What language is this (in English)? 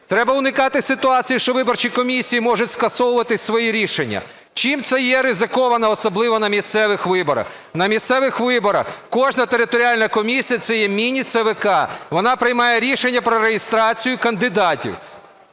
Ukrainian